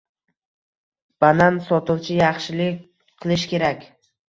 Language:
Uzbek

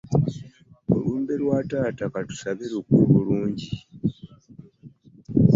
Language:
Ganda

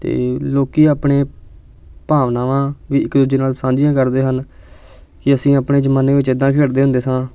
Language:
Punjabi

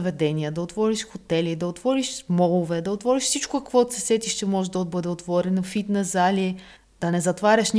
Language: Bulgarian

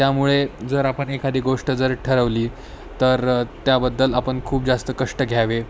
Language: Marathi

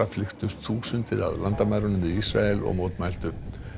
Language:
Icelandic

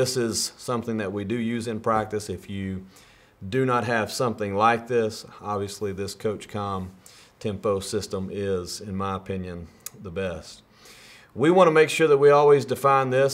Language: English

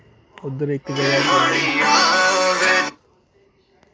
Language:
Dogri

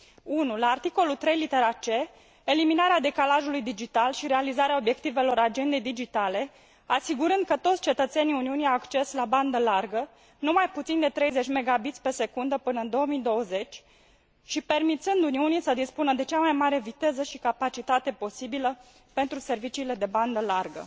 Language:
Romanian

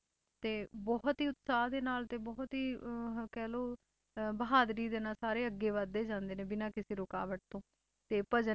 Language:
Punjabi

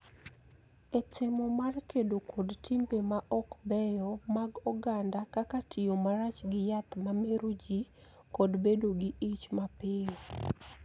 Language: Luo (Kenya and Tanzania)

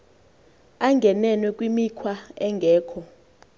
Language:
Xhosa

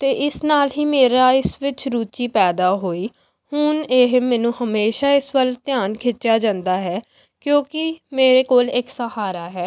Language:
Punjabi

